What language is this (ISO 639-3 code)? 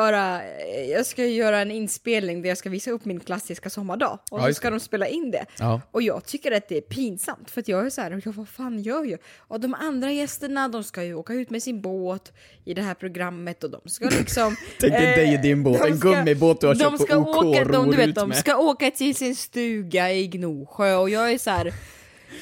swe